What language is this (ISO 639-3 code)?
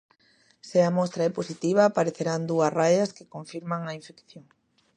glg